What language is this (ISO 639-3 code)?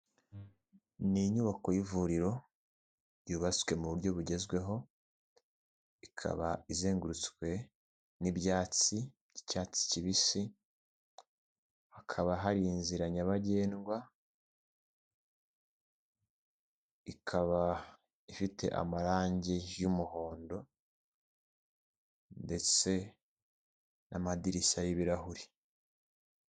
kin